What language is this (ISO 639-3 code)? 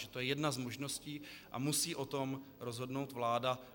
ces